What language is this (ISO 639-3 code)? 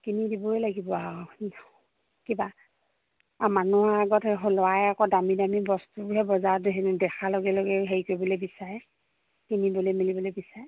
asm